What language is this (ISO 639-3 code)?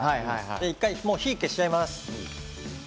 jpn